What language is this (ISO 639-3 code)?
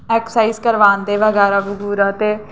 doi